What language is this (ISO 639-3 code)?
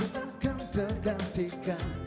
ind